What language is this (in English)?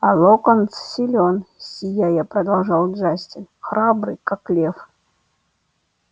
Russian